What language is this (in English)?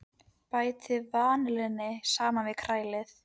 Icelandic